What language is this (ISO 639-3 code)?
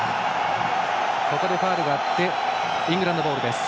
jpn